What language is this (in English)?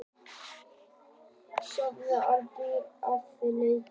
Icelandic